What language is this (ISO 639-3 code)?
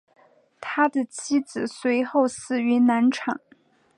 zho